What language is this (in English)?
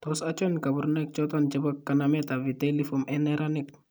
Kalenjin